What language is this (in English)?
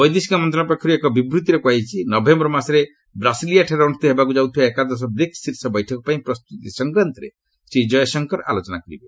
Odia